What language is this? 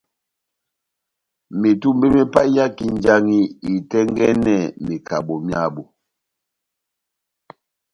Batanga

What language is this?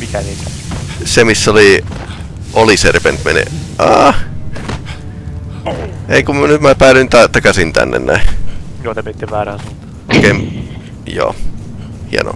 Finnish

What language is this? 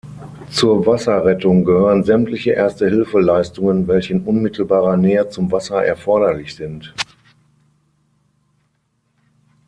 German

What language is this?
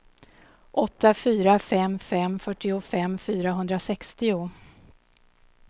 Swedish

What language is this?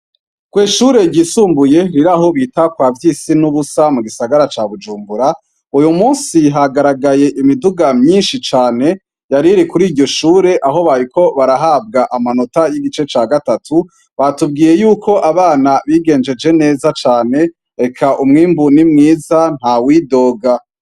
Rundi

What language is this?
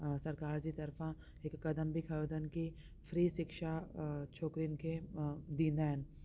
Sindhi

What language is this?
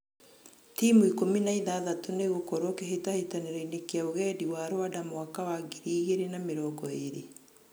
Kikuyu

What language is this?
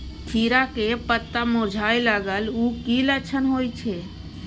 Maithili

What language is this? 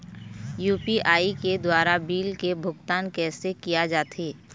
Chhattisgarhi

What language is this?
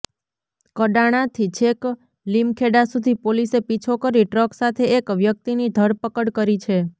Gujarati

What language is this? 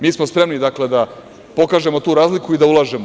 Serbian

